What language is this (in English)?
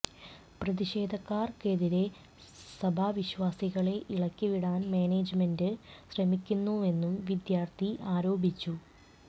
Malayalam